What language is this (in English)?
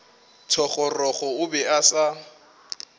Northern Sotho